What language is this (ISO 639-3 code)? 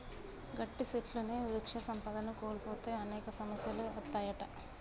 tel